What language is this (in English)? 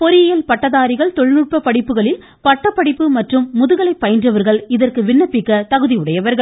Tamil